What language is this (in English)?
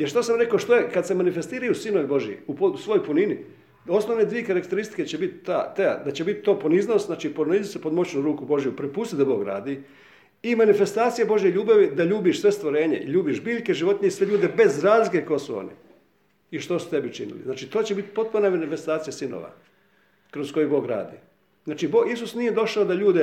Croatian